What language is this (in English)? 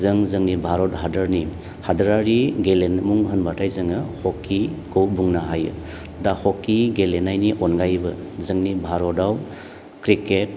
Bodo